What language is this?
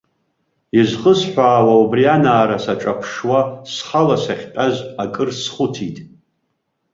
Abkhazian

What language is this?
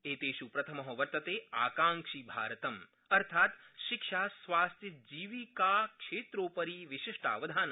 Sanskrit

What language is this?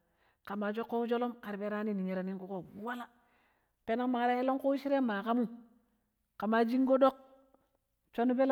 Pero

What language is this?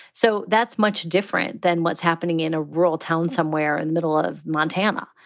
English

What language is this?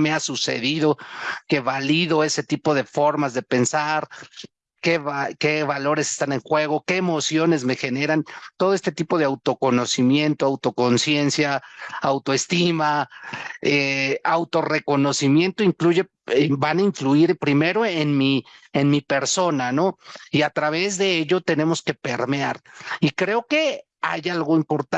Spanish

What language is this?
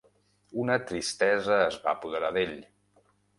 Catalan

